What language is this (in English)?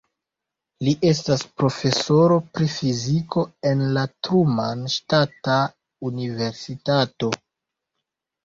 Esperanto